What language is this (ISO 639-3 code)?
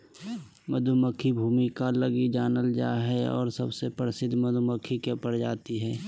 mag